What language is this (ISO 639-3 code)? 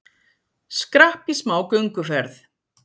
isl